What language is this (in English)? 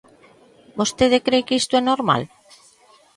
Galician